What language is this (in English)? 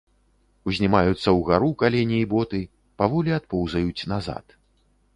Belarusian